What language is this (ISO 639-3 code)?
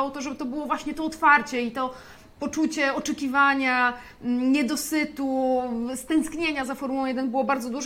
pol